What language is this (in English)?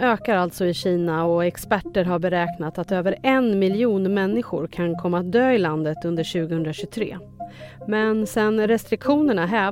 Swedish